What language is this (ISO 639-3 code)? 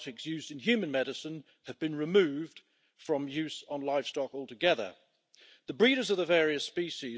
nld